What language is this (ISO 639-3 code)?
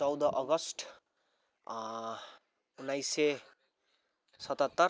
nep